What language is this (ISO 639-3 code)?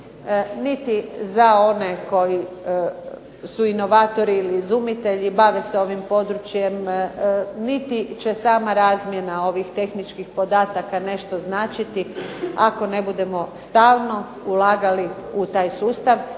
hrv